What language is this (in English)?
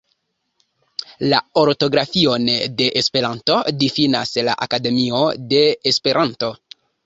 Esperanto